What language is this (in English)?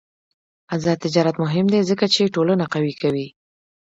Pashto